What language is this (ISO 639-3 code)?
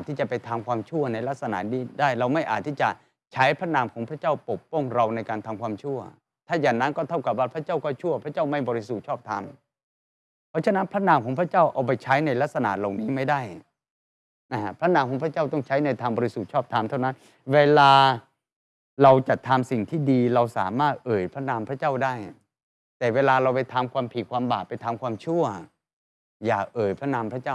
tha